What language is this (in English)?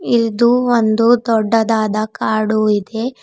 Kannada